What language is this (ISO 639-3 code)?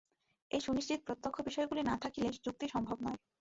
ben